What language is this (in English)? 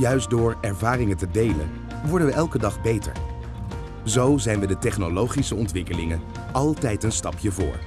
Dutch